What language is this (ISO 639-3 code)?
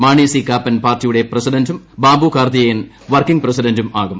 mal